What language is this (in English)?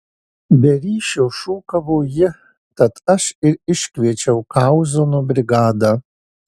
Lithuanian